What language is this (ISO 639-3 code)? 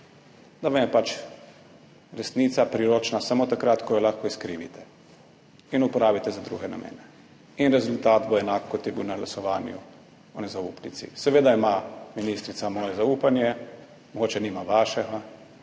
slv